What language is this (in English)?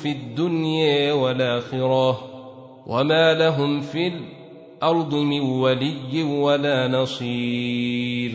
Arabic